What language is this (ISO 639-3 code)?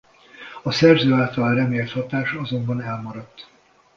hun